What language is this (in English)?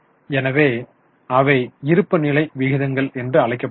Tamil